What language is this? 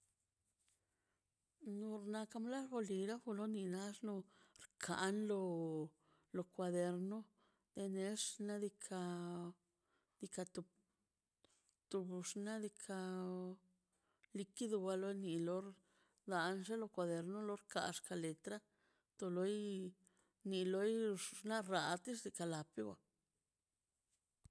Mazaltepec Zapotec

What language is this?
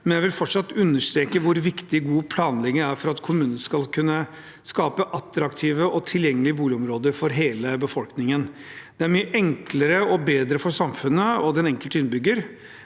Norwegian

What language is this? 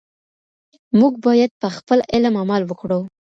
Pashto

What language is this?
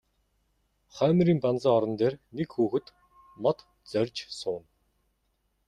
Mongolian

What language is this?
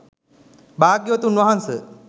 Sinhala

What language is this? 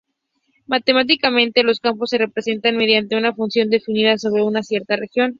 Spanish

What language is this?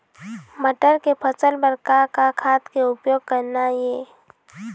Chhattisgarhi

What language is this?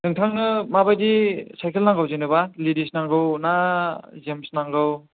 Bodo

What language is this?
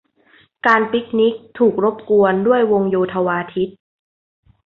Thai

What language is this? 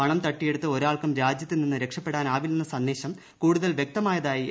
Malayalam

